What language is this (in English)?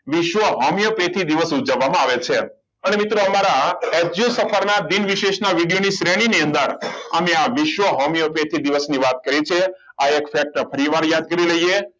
Gujarati